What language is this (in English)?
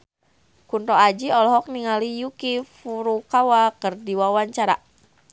Sundanese